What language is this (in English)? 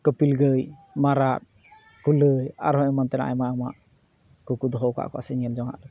Santali